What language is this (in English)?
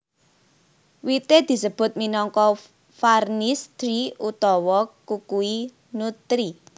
Javanese